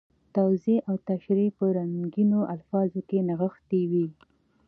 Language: Pashto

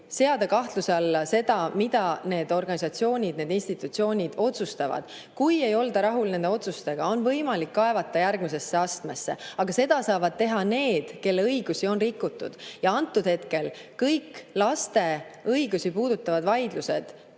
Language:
Estonian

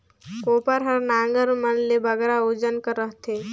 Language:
Chhattisgarhi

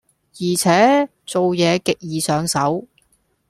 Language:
Cantonese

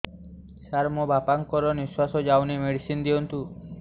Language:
Odia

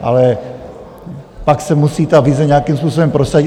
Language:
Czech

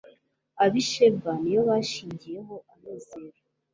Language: Kinyarwanda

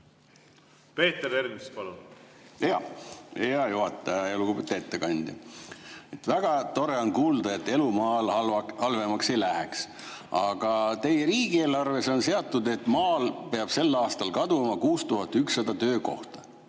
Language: Estonian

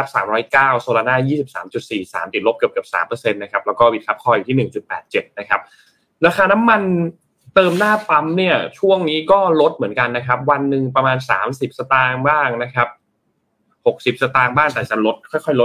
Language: Thai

